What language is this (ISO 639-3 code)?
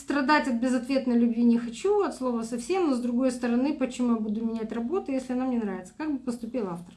rus